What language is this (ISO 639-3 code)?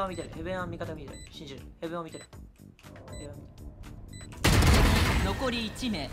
jpn